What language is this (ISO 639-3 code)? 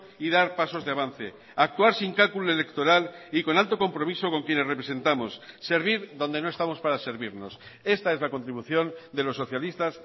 spa